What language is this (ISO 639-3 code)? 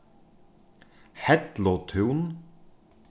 fao